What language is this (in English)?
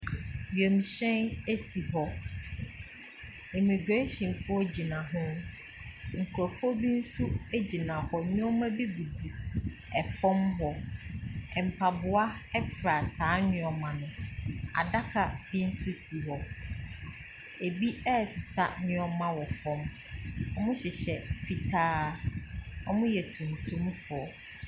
Akan